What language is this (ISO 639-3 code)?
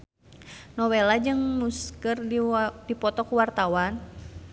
sun